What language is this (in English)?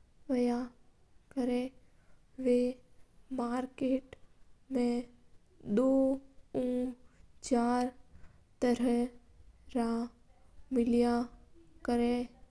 Mewari